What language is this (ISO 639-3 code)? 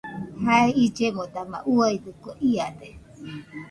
hux